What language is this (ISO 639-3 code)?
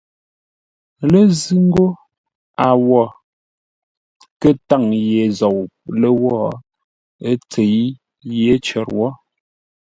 nla